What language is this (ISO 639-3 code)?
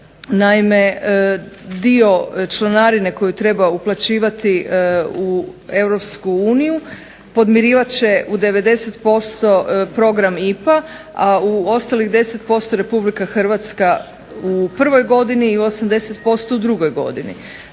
hrv